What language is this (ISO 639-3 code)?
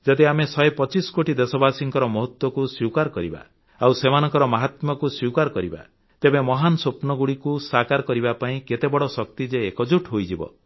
ori